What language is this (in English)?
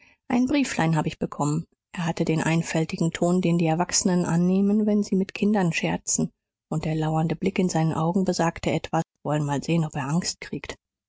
German